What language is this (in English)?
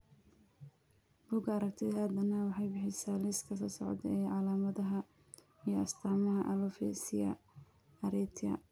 Somali